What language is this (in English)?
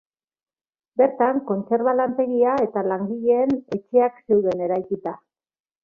Basque